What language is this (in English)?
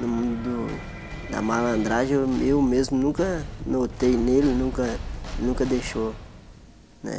Portuguese